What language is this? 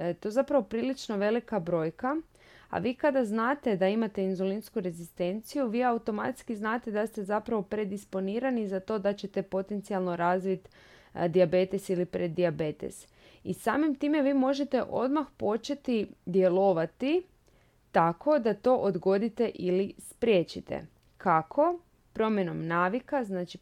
Croatian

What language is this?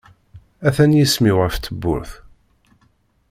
Kabyle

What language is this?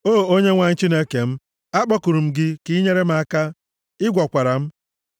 Igbo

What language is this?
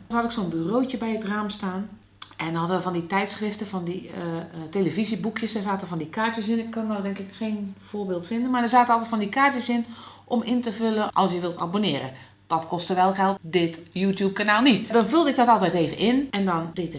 Dutch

